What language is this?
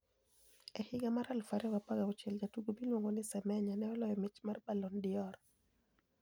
Luo (Kenya and Tanzania)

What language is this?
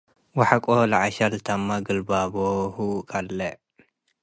Tigre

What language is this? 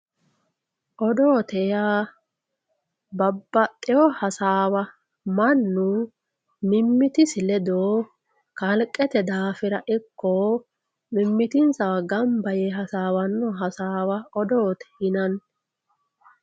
Sidamo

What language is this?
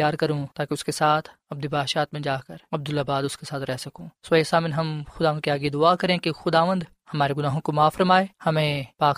Urdu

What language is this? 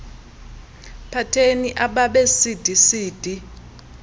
Xhosa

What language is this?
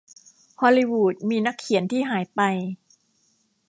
Thai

